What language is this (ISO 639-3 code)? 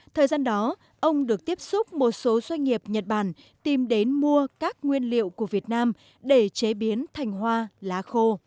vie